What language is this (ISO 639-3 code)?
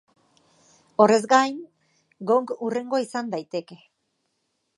eus